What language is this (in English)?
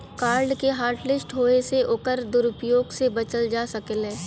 Bhojpuri